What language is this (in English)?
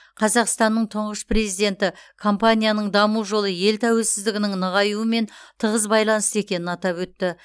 Kazakh